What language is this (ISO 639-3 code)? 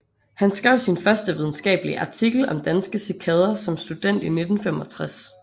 dan